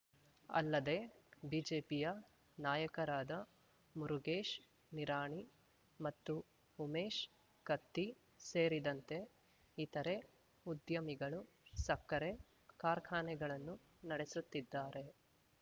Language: Kannada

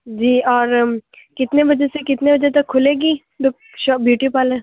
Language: Urdu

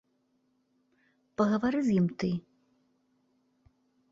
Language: Belarusian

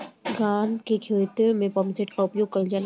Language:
Bhojpuri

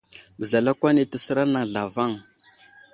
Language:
Wuzlam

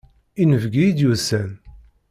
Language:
Kabyle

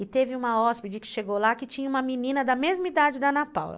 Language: Portuguese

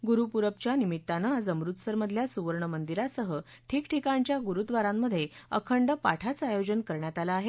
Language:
Marathi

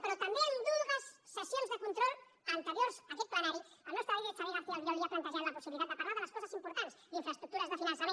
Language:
Catalan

